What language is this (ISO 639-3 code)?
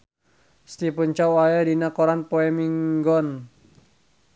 sun